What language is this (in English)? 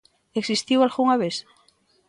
Galician